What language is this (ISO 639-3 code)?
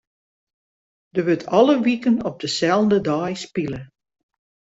fry